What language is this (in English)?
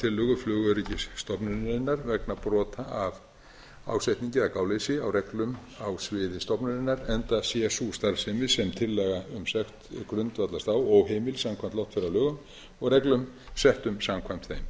Icelandic